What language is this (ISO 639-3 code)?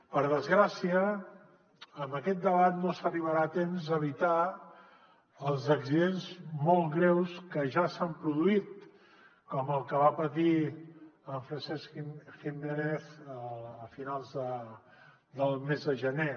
cat